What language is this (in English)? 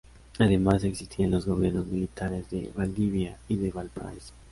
Spanish